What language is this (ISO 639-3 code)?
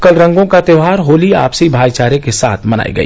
hin